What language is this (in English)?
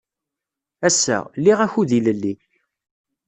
Kabyle